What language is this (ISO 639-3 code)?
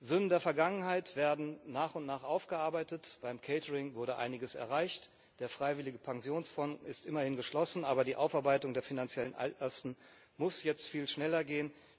deu